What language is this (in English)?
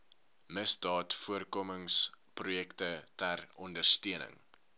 Afrikaans